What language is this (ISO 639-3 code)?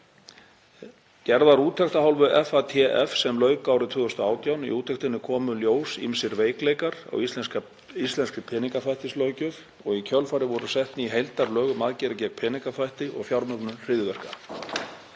isl